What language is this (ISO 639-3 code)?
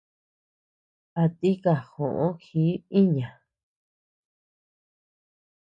cux